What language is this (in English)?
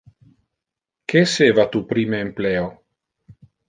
Interlingua